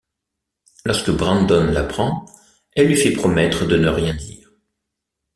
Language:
French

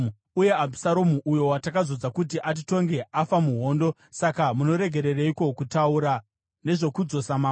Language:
Shona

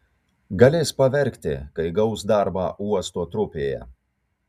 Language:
Lithuanian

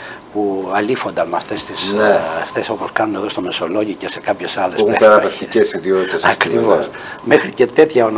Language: Greek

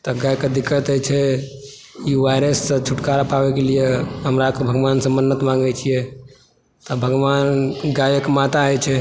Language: Maithili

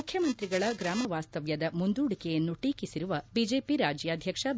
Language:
Kannada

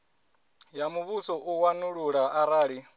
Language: Venda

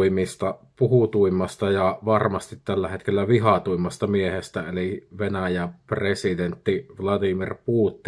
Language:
Finnish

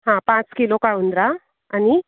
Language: Konkani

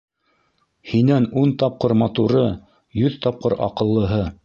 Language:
Bashkir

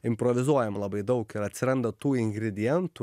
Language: Lithuanian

